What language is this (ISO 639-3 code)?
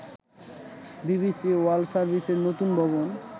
ben